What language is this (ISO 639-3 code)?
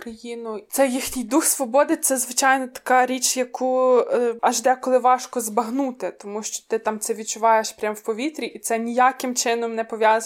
ukr